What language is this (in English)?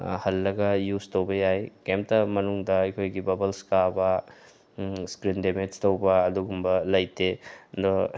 Manipuri